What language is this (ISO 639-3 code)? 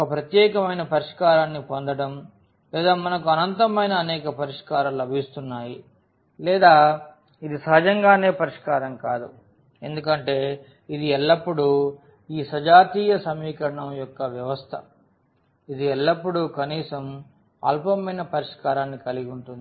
tel